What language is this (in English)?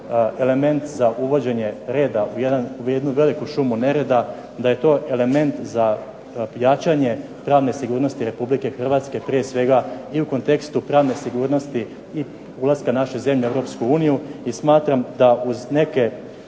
Croatian